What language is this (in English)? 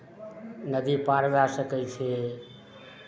Maithili